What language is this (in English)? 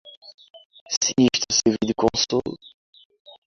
Portuguese